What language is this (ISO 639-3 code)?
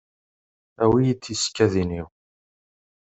kab